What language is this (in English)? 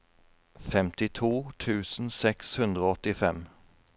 Norwegian